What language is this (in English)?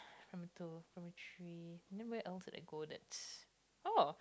English